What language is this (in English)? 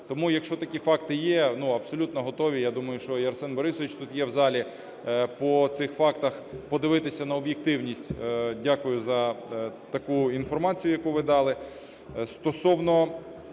Ukrainian